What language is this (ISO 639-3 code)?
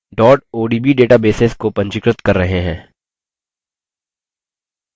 hin